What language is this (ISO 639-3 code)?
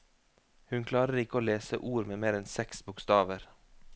nor